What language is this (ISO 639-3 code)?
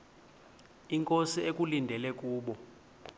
xho